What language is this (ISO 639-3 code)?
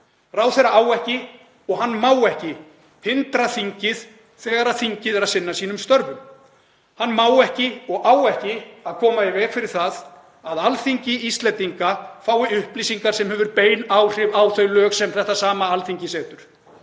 isl